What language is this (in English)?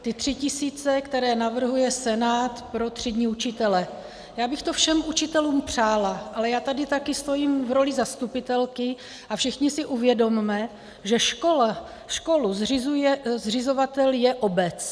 Czech